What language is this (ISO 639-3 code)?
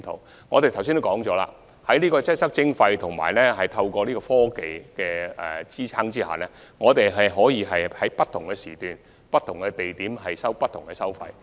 yue